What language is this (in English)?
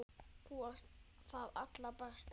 Icelandic